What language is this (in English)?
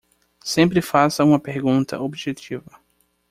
Portuguese